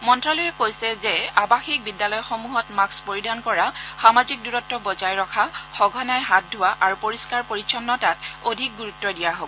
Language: Assamese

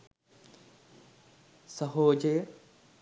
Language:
Sinhala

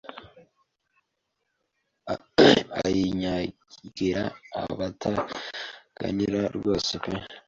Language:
Kinyarwanda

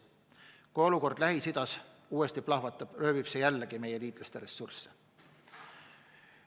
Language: Estonian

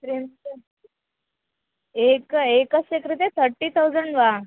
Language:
Sanskrit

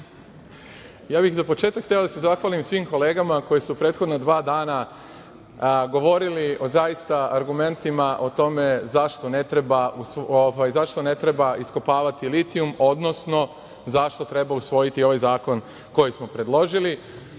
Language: Serbian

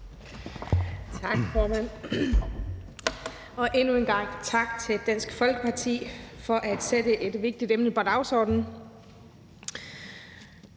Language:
Danish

